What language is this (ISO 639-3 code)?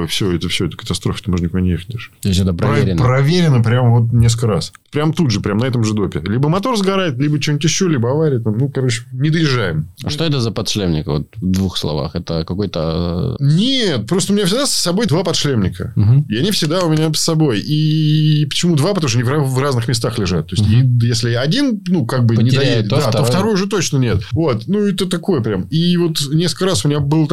rus